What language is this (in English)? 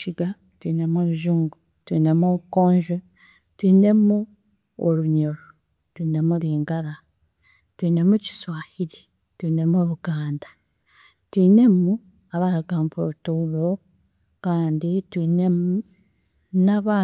Chiga